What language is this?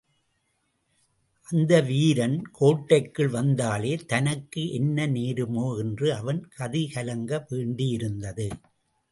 Tamil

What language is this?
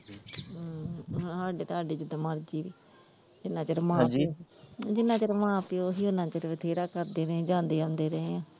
Punjabi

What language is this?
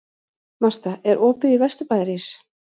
Icelandic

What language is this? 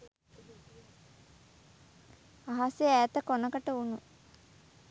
Sinhala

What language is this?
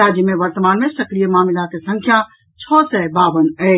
Maithili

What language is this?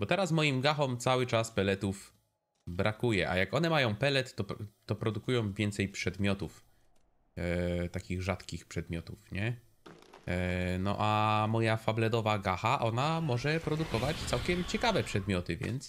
Polish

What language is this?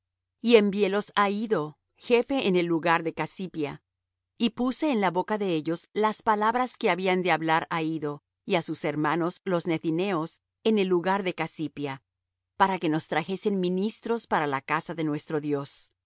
Spanish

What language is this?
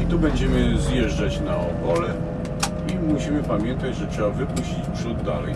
Polish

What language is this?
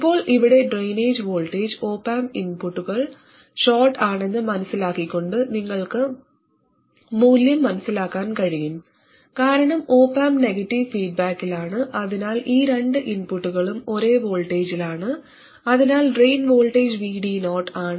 Malayalam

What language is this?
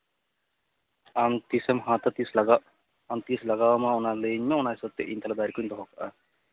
Santali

